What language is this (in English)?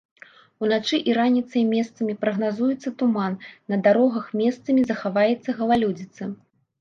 Belarusian